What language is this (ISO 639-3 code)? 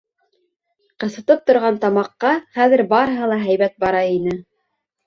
bak